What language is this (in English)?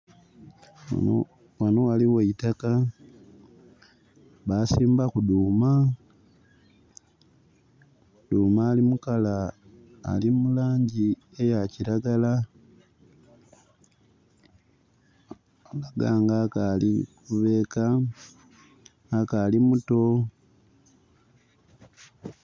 Soga